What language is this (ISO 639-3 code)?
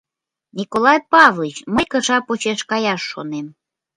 chm